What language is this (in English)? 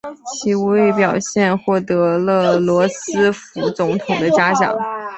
Chinese